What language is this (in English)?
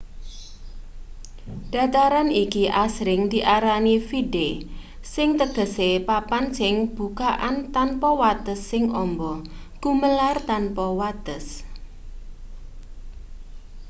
Javanese